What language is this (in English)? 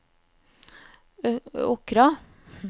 Norwegian